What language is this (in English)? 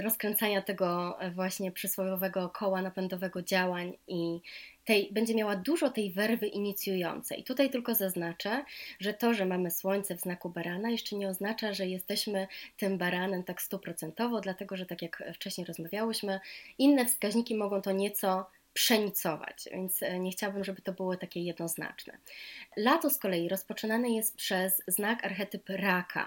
Polish